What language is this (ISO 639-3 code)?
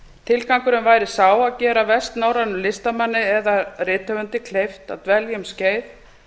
isl